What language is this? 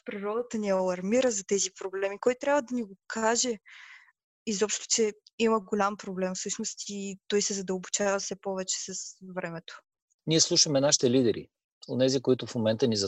Bulgarian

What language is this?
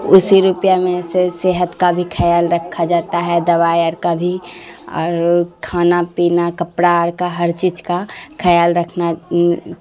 Urdu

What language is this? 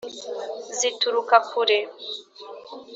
Kinyarwanda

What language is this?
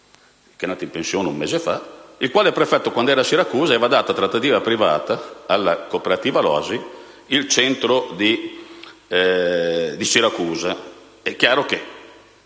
Italian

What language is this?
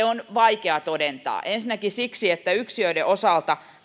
Finnish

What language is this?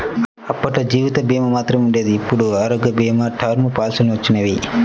Telugu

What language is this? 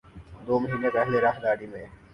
Urdu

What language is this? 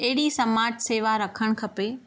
Sindhi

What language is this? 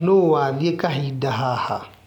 Kikuyu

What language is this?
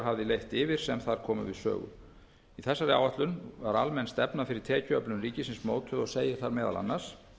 Icelandic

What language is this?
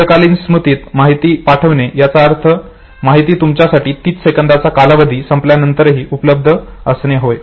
Marathi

